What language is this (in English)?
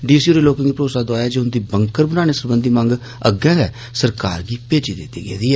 Dogri